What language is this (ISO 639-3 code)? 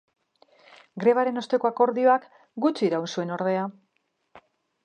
eus